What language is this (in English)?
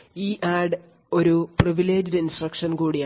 Malayalam